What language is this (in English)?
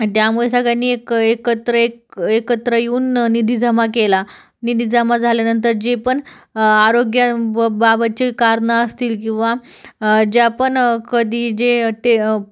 Marathi